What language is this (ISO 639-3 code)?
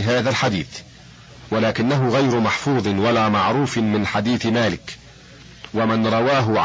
ara